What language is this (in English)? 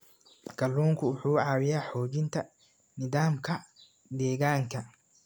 Somali